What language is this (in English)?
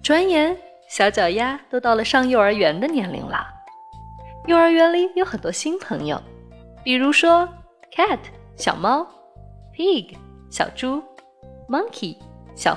Chinese